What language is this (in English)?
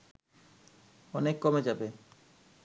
Bangla